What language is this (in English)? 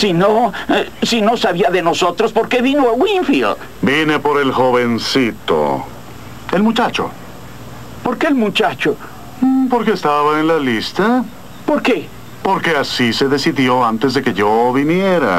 Spanish